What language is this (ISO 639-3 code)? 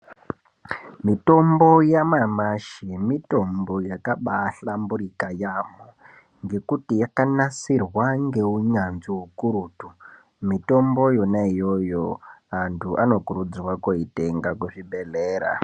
ndc